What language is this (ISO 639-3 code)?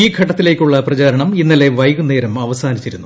mal